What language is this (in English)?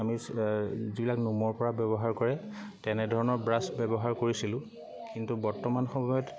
Assamese